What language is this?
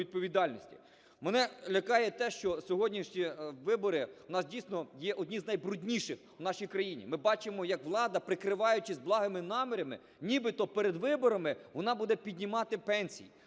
Ukrainian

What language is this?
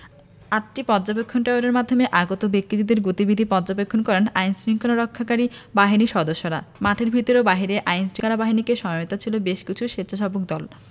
Bangla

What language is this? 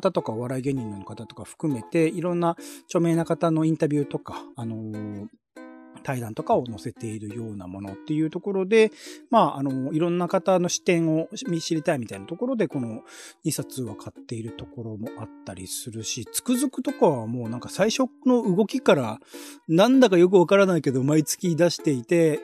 Japanese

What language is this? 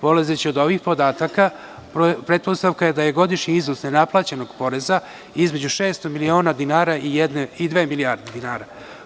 Serbian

